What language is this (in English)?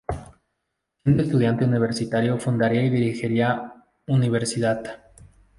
Spanish